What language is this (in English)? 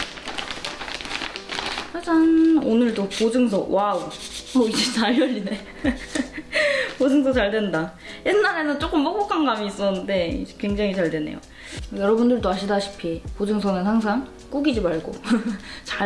Korean